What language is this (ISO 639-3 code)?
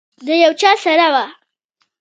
pus